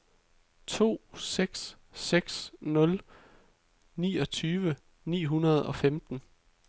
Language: Danish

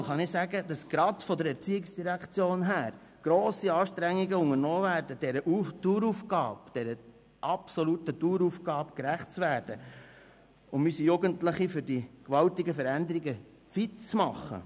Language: Swiss German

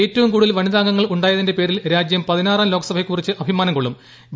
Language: Malayalam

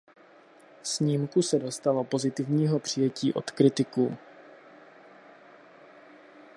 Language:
Czech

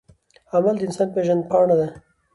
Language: Pashto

